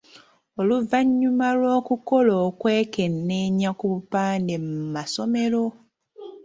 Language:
Ganda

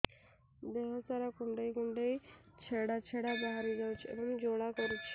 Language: Odia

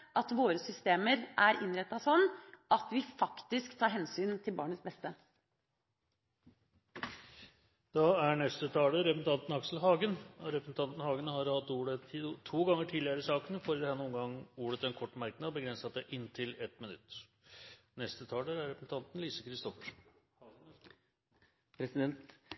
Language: Norwegian Bokmål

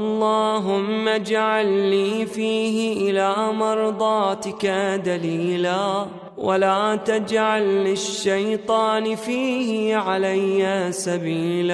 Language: Arabic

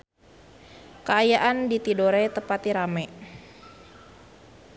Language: Sundanese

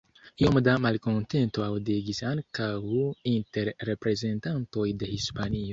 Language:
Esperanto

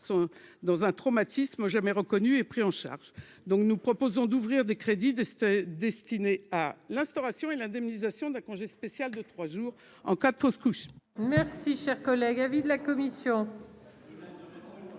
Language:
French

